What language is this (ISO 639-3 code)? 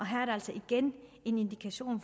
dan